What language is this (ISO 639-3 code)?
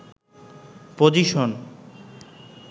ben